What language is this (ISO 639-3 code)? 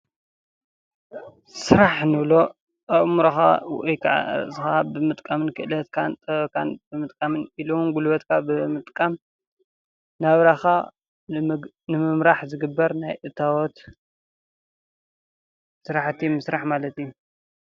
tir